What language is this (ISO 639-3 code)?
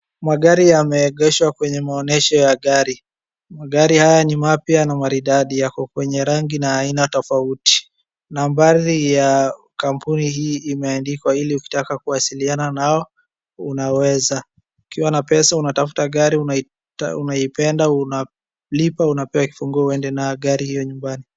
swa